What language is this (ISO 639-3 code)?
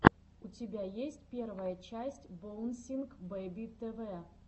rus